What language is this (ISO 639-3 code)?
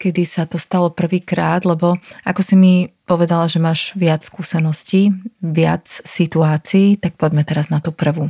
slk